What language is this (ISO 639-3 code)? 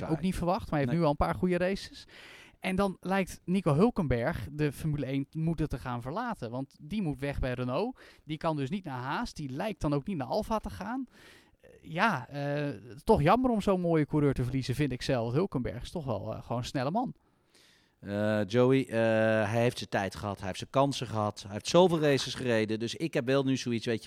nld